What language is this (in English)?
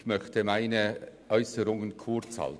Swiss German